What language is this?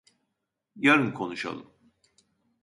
Turkish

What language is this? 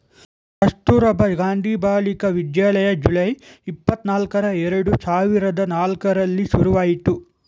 Kannada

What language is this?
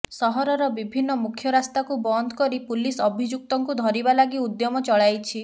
Odia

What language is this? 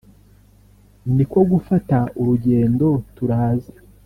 Kinyarwanda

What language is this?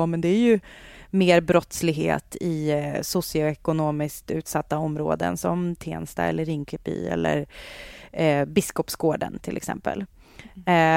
Swedish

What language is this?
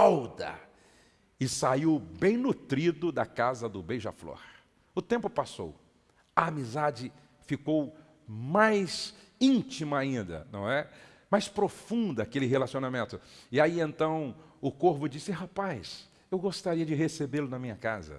Portuguese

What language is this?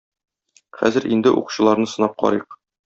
Tatar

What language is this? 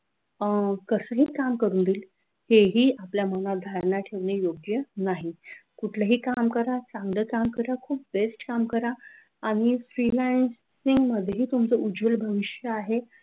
Marathi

